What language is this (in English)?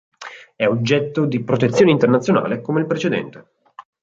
Italian